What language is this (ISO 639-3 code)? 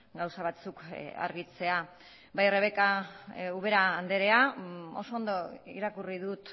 eus